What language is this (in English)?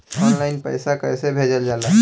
Bhojpuri